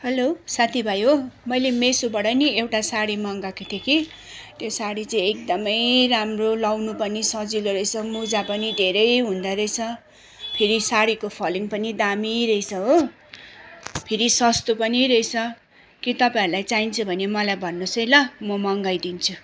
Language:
Nepali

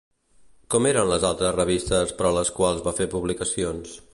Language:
Catalan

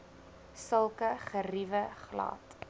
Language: Afrikaans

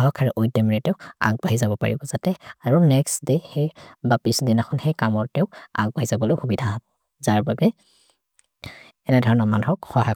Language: Maria (India)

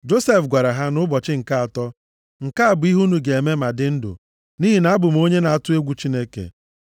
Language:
Igbo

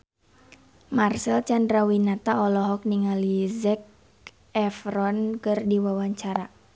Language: Sundanese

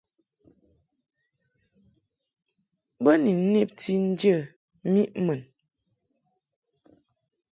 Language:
Mungaka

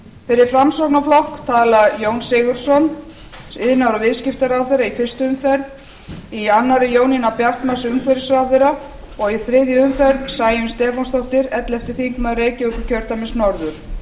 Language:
Icelandic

